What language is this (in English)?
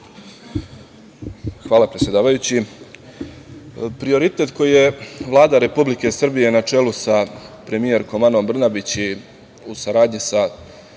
Serbian